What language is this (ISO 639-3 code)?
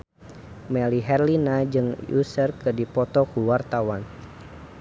sun